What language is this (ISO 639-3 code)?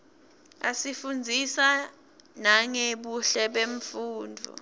ssw